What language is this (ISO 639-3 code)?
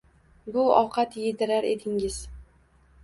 uzb